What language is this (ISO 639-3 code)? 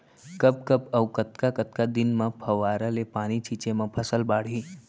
hne